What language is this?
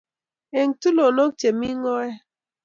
Kalenjin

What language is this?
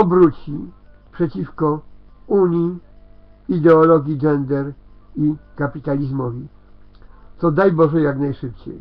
Polish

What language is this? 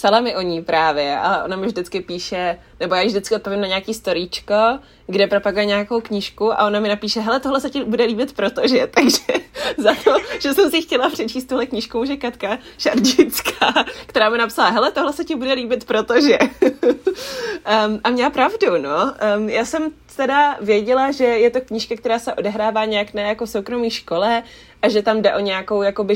Czech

